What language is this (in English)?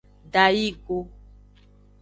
Aja (Benin)